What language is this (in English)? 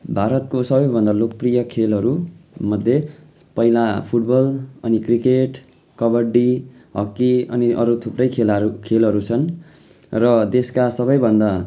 Nepali